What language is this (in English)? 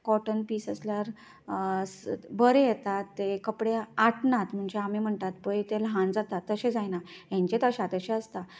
Konkani